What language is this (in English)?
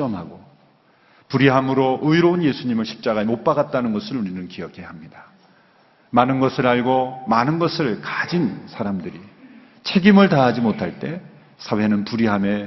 Korean